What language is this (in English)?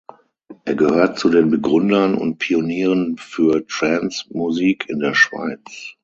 German